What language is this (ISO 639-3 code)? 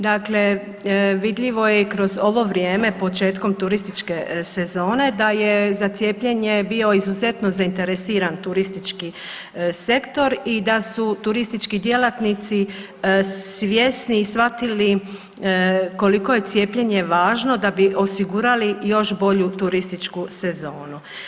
hrv